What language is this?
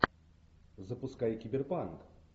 Russian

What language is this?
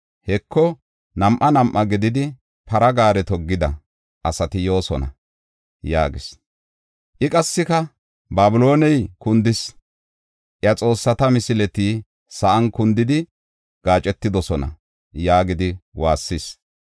Gofa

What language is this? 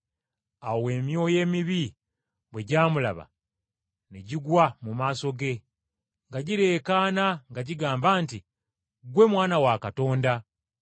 Ganda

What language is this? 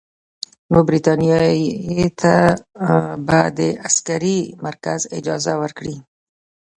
Pashto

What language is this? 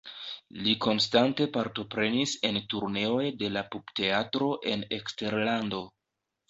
Esperanto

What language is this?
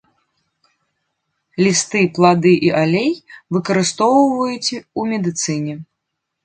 Belarusian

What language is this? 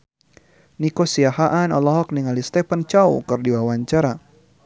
Sundanese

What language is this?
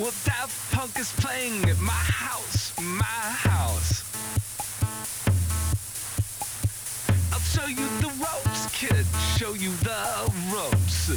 Polish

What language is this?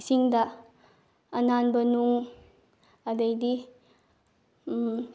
Manipuri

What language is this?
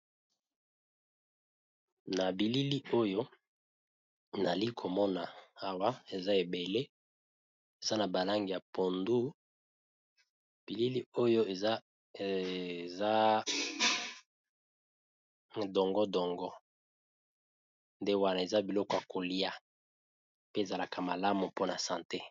Lingala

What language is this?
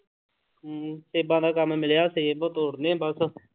Punjabi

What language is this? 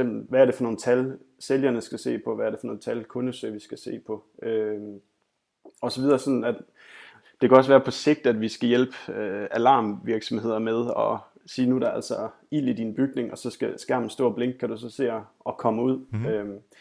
Danish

